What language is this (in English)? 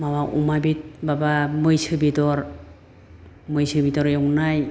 Bodo